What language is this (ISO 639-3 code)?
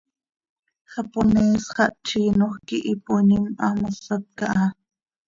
sei